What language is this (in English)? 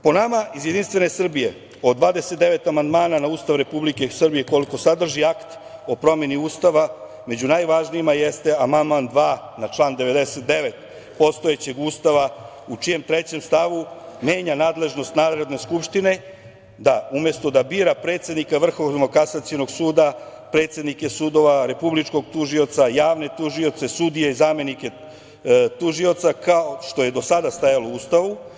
Serbian